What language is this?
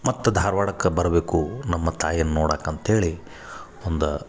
Kannada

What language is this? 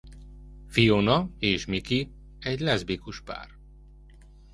Hungarian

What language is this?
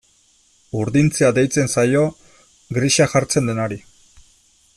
Basque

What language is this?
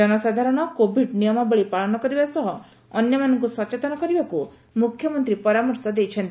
Odia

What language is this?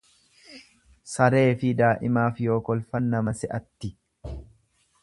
Oromo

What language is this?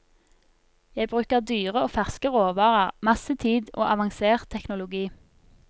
Norwegian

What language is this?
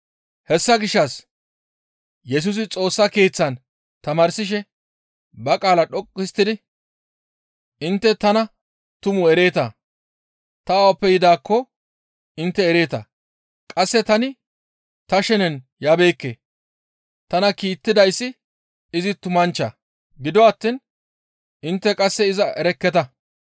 Gamo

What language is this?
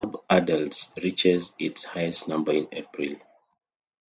English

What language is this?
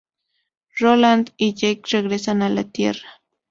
Spanish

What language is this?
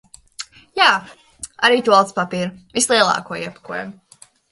Latvian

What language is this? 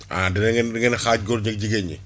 Wolof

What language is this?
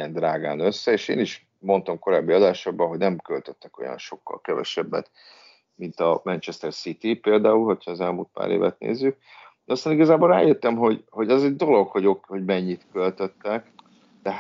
Hungarian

